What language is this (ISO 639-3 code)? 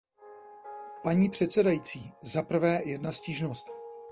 ces